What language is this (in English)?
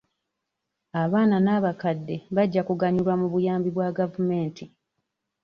Ganda